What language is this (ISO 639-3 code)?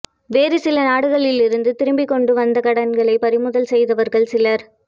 tam